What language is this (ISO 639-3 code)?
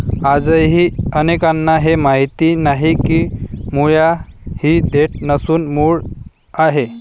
mar